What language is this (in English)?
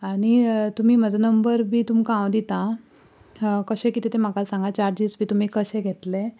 Konkani